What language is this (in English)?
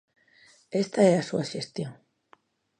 Galician